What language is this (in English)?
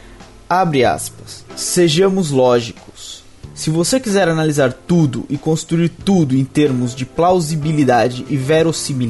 Portuguese